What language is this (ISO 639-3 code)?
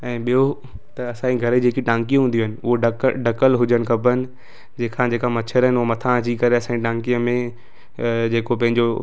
snd